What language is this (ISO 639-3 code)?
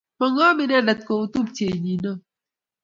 kln